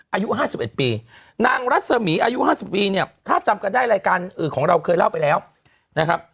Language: Thai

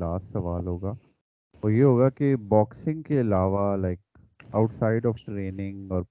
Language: Urdu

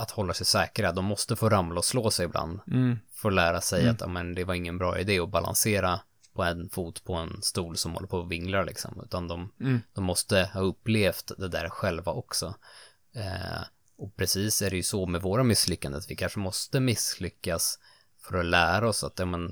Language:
Swedish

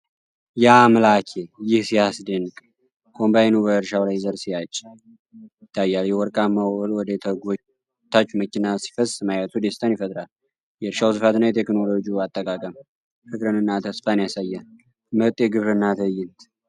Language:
Amharic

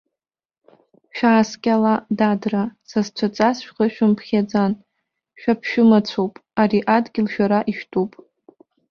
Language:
Abkhazian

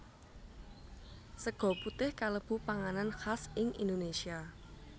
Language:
Javanese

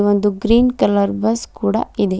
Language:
Kannada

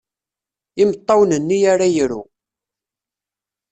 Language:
Kabyle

